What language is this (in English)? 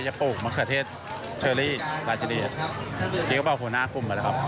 Thai